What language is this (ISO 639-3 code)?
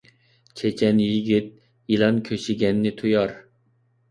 uig